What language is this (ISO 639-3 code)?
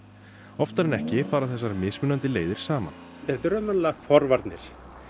isl